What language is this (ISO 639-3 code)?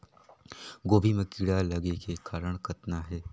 hne